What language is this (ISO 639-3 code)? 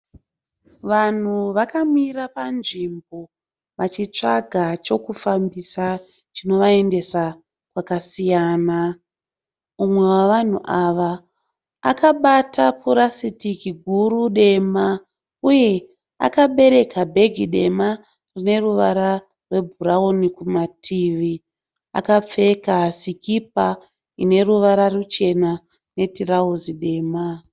sna